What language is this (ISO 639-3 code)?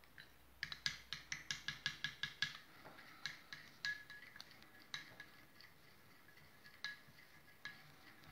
ron